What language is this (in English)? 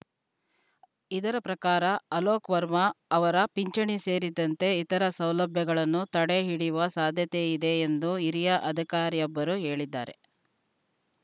Kannada